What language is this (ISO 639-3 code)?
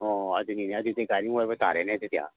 mni